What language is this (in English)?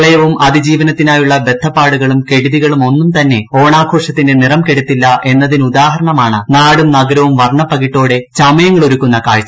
Malayalam